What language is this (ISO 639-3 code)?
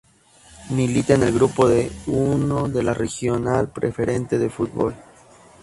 spa